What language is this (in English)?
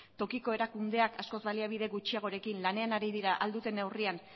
Basque